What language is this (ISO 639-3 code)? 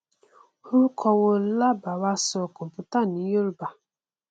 yor